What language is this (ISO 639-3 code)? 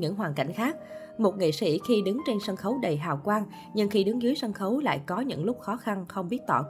vie